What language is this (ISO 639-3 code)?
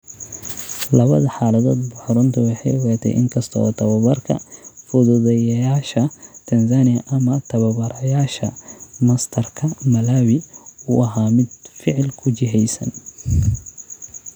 som